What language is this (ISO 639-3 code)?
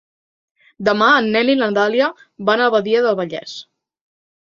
cat